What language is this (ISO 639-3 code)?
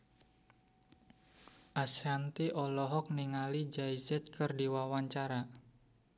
sun